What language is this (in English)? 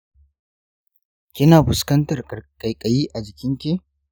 Hausa